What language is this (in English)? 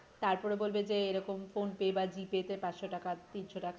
Bangla